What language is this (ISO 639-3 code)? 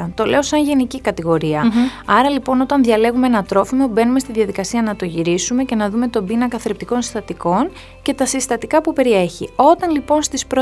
ell